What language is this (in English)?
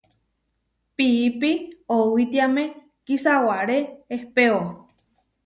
Huarijio